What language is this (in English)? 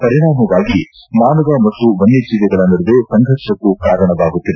Kannada